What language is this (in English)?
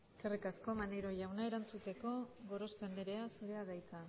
Basque